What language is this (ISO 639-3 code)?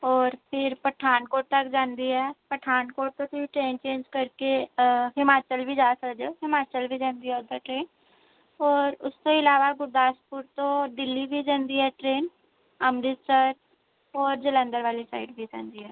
pan